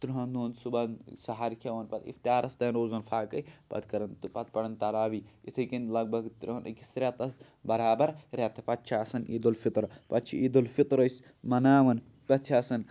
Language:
Kashmiri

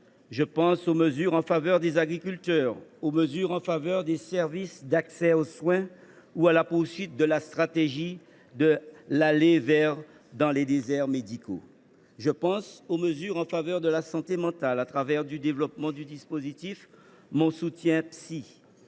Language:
French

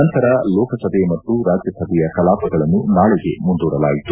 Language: Kannada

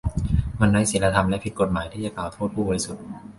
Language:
Thai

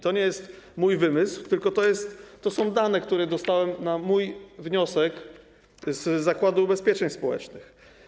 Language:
Polish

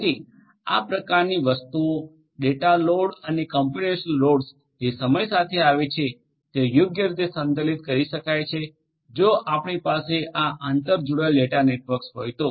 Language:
Gujarati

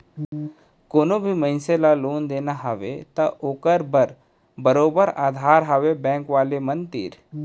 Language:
Chhattisgarhi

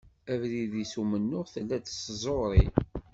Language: Kabyle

